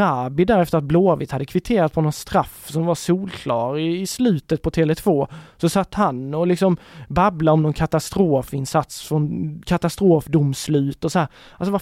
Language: Swedish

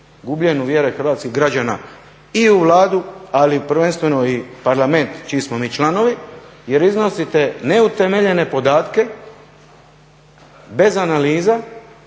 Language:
Croatian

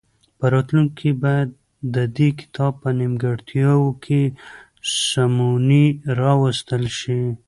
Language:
Pashto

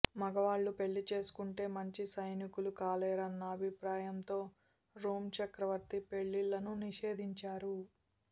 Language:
Telugu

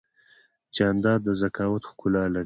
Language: Pashto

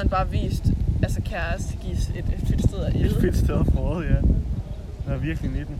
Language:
Danish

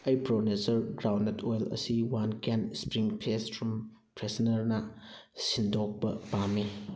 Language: Manipuri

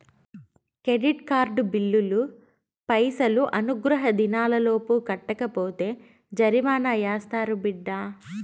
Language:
Telugu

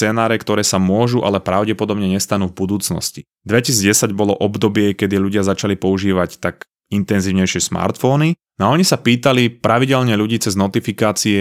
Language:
Slovak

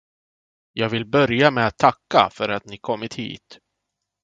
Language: Swedish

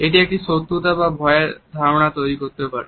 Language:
Bangla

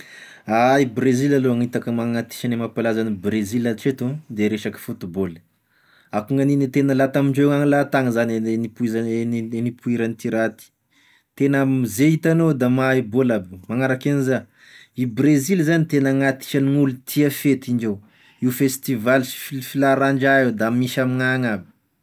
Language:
Tesaka Malagasy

